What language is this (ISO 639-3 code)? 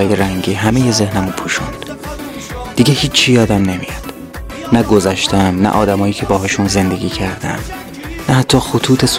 fas